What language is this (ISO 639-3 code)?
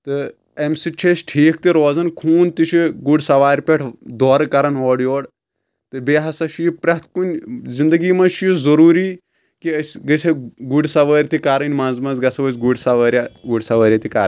kas